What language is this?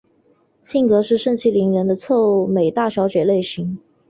Chinese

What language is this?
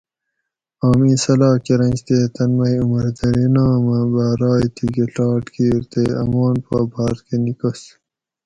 Gawri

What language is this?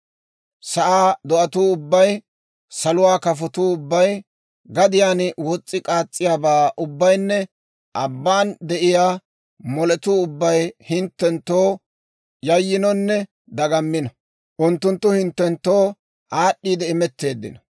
Dawro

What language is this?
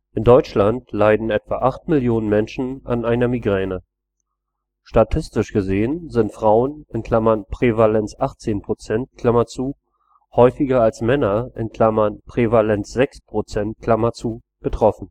German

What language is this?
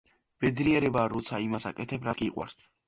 Georgian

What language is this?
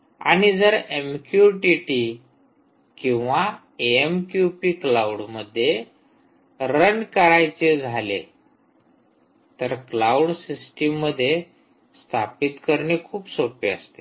Marathi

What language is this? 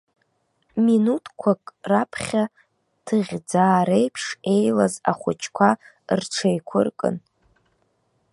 Abkhazian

